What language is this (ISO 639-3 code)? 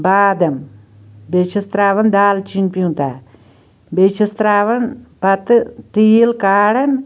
kas